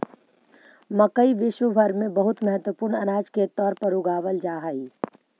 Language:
Magahi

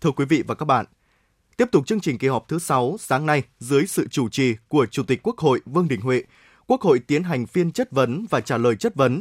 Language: Vietnamese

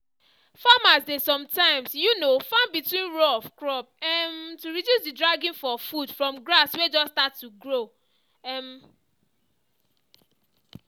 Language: Nigerian Pidgin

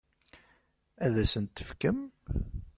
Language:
Kabyle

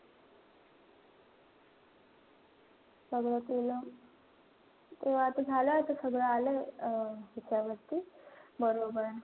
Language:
Marathi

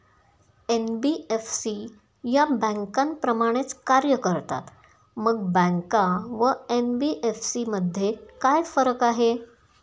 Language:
Marathi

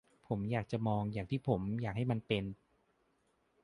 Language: Thai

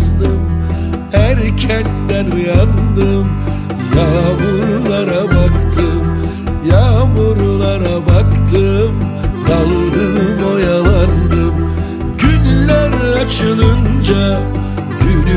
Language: Turkish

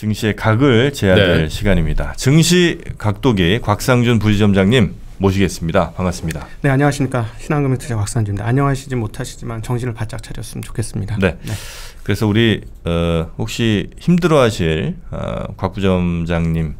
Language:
Korean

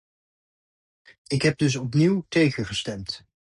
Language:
Dutch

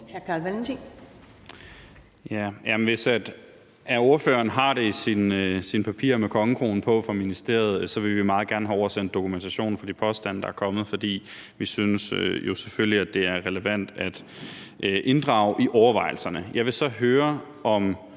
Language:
Danish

